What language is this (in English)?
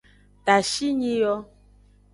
Aja (Benin)